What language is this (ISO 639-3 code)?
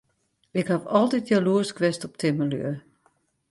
fry